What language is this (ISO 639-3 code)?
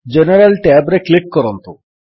ori